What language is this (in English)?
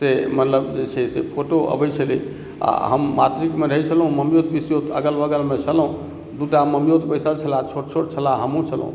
Maithili